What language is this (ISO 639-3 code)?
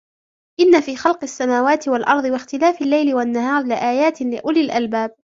ara